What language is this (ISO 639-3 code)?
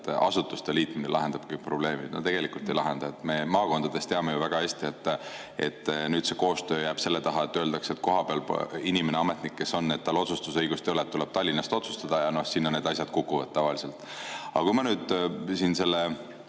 est